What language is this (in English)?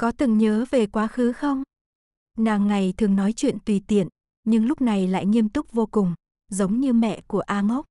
Vietnamese